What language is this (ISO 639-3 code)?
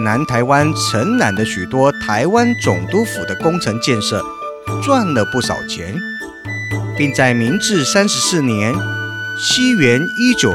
zho